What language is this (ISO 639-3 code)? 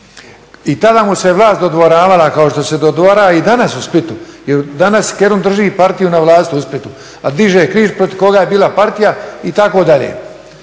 hrv